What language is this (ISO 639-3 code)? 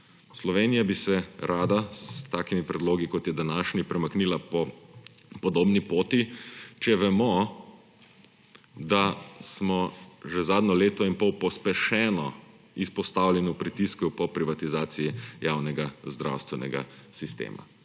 slv